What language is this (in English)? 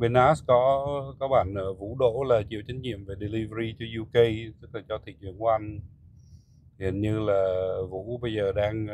Vietnamese